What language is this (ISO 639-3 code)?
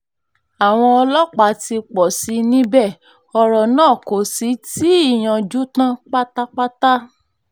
yor